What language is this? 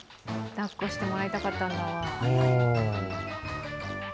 Japanese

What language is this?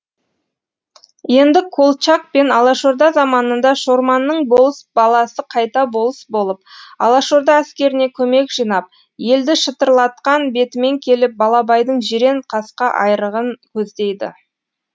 Kazakh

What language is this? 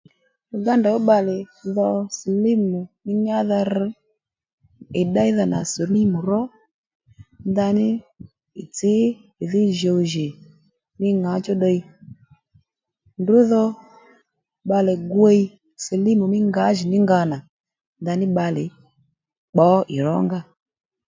Lendu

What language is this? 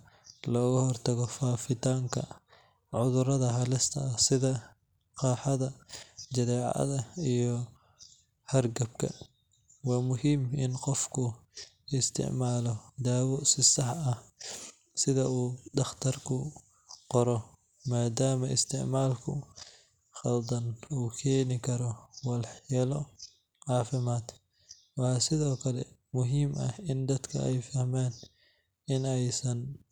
Somali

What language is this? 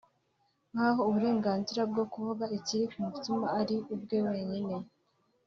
Kinyarwanda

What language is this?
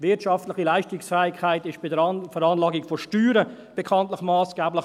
Swiss German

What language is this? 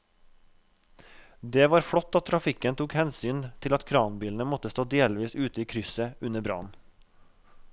Norwegian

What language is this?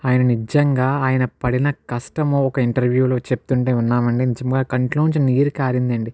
Telugu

